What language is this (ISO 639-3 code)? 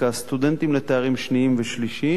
heb